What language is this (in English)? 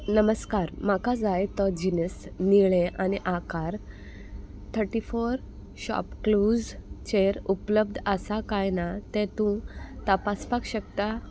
Konkani